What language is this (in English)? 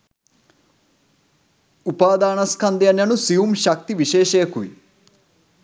Sinhala